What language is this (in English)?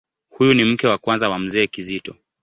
Swahili